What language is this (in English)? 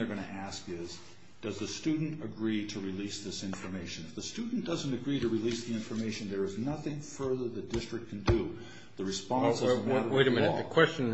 English